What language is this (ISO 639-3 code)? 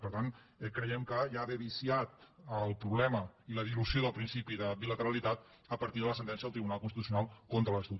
cat